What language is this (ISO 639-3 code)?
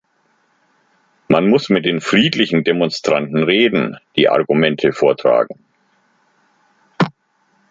deu